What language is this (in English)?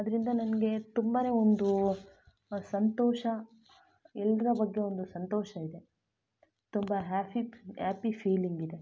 Kannada